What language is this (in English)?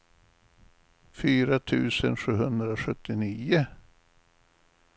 Swedish